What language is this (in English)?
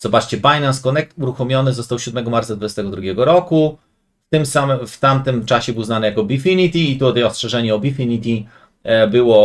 Polish